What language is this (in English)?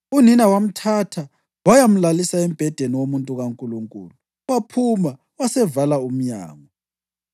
North Ndebele